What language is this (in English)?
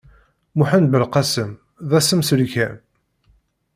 Kabyle